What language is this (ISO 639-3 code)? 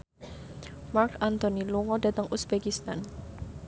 jav